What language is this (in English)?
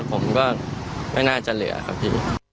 Thai